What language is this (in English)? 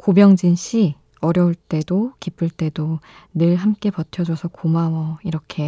Korean